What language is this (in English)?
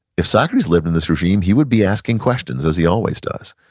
English